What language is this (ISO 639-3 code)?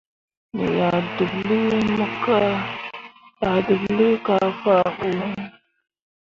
mua